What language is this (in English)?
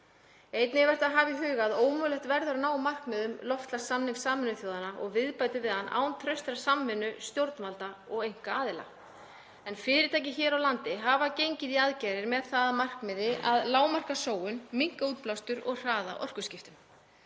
Icelandic